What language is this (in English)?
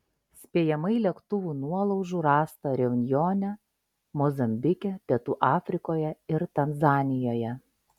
Lithuanian